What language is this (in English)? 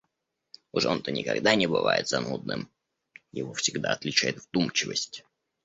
Russian